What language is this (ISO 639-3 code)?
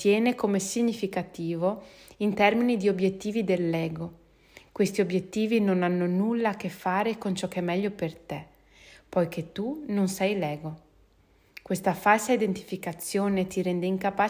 ita